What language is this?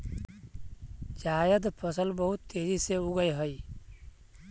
Magahi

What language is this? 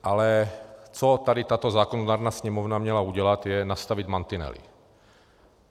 Czech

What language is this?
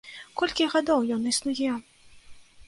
Belarusian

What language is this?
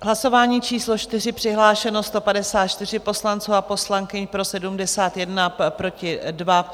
Czech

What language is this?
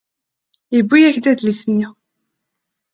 Kabyle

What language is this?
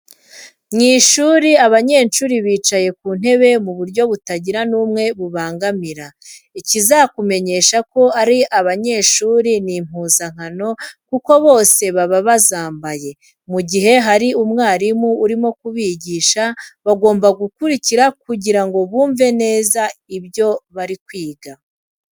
Kinyarwanda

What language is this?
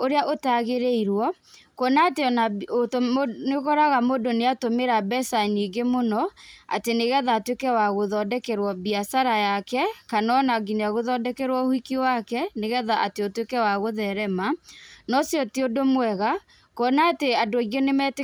Kikuyu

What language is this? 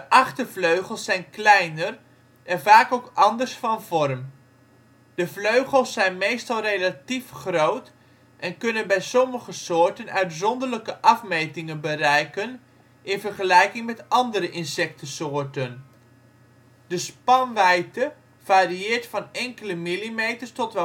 Dutch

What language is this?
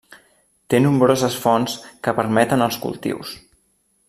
Catalan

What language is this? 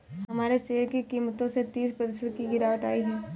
Hindi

